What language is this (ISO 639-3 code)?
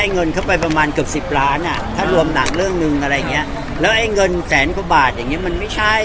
tha